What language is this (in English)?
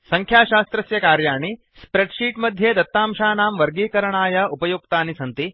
Sanskrit